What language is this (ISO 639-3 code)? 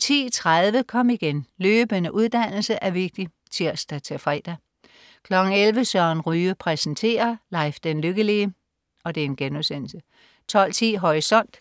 dan